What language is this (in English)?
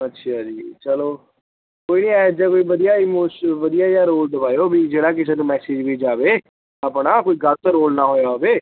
Punjabi